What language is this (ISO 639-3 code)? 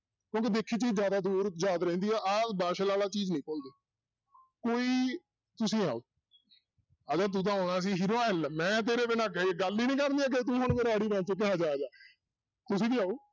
pan